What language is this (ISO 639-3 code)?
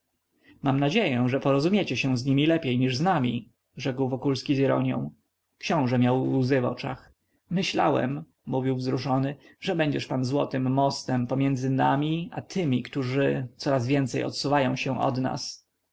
pol